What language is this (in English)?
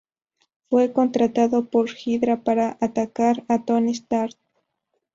Spanish